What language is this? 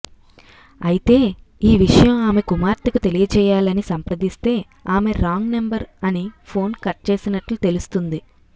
Telugu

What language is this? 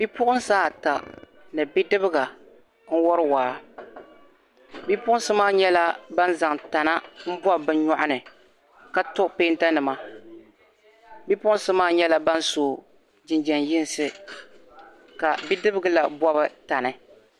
Dagbani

